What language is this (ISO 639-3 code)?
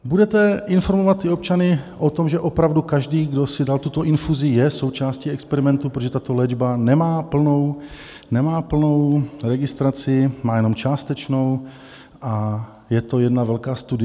ces